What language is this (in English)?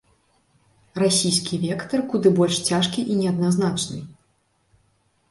Belarusian